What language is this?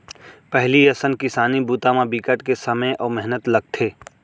Chhattisgarhi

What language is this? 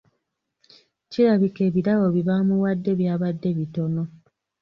Ganda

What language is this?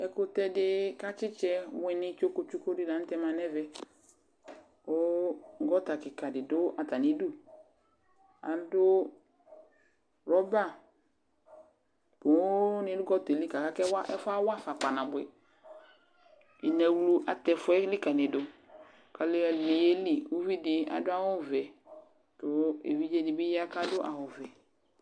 Ikposo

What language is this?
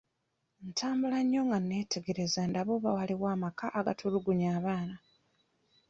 Ganda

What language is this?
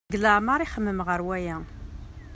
Kabyle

